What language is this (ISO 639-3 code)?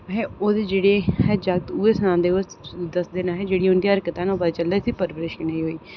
doi